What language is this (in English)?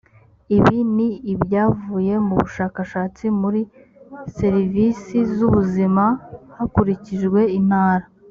Kinyarwanda